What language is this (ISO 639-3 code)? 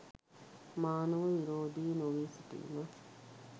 sin